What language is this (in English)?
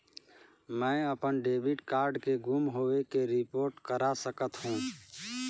Chhattisgarhi